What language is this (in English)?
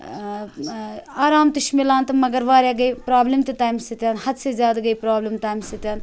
Kashmiri